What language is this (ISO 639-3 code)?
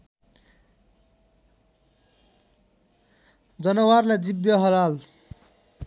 nep